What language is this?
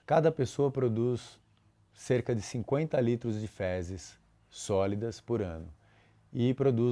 Portuguese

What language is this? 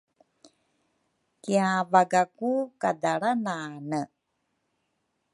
Rukai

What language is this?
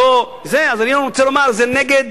Hebrew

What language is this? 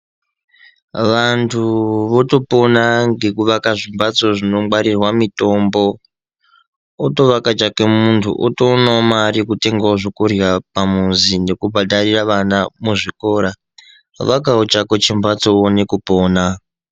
Ndau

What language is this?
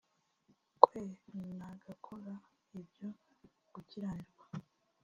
Kinyarwanda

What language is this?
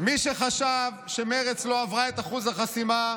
Hebrew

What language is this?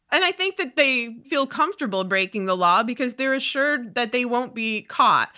English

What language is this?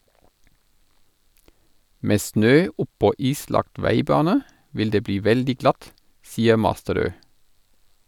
Norwegian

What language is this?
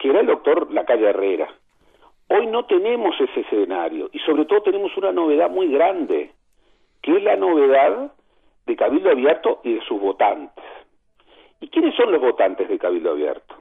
Spanish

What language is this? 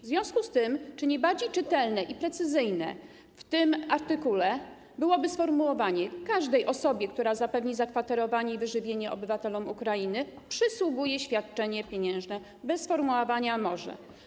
Polish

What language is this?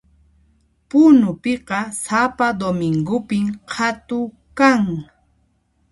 Puno Quechua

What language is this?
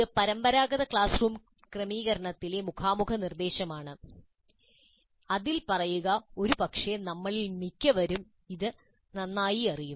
Malayalam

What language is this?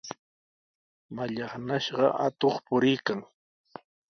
Sihuas Ancash Quechua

